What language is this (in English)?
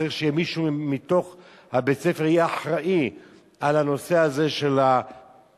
Hebrew